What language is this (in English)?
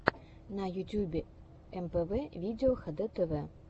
Russian